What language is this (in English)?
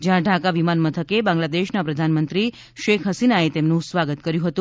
Gujarati